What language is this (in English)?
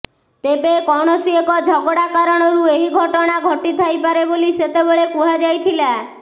Odia